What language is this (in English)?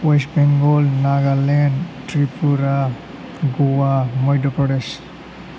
Bodo